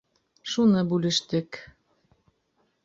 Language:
Bashkir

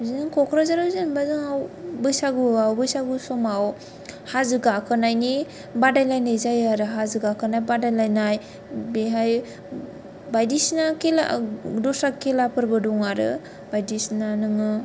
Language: Bodo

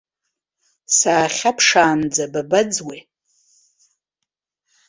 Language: Abkhazian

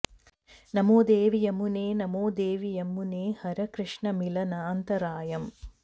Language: Sanskrit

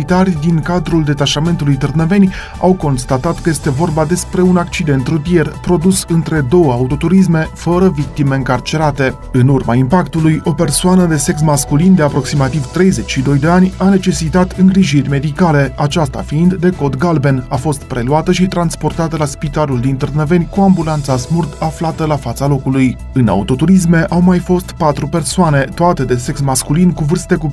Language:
Romanian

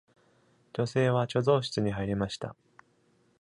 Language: Japanese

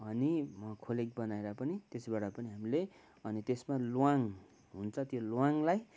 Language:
Nepali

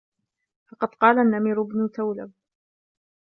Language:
Arabic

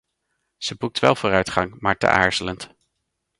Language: Dutch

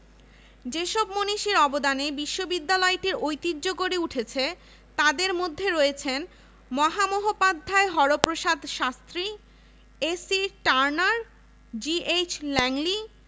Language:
Bangla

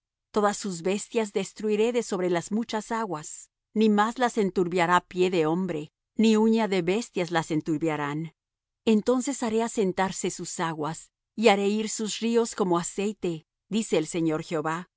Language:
Spanish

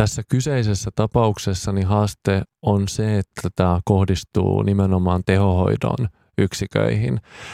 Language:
Finnish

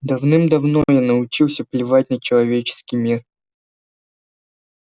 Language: Russian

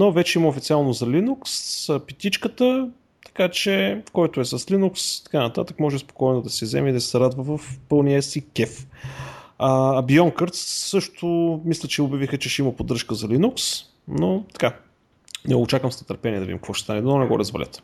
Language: Bulgarian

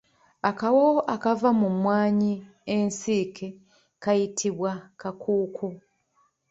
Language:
Ganda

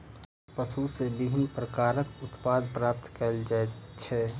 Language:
Maithili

